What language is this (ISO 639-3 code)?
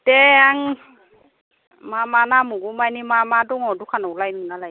brx